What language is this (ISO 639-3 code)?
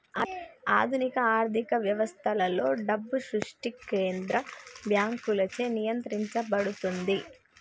tel